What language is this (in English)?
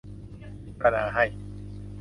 Thai